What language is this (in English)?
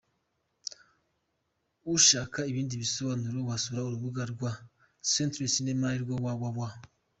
Kinyarwanda